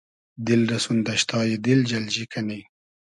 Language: Hazaragi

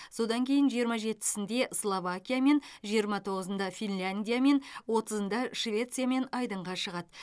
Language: Kazakh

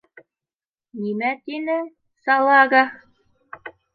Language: Bashkir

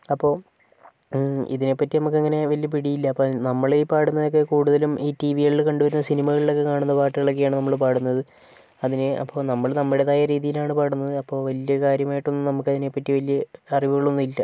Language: Malayalam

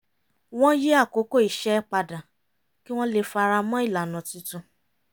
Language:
Yoruba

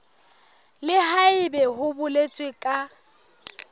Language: Southern Sotho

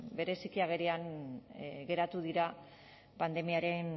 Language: Basque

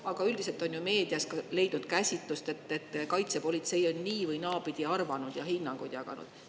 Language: Estonian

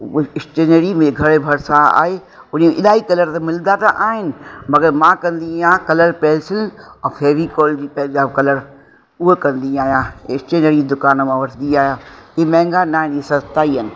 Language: Sindhi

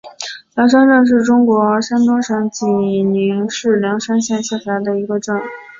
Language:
Chinese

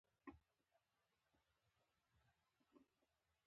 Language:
Pashto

